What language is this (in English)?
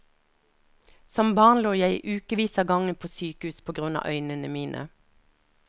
Norwegian